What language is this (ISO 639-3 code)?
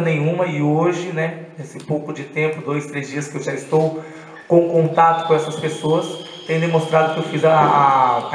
por